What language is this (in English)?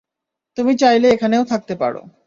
Bangla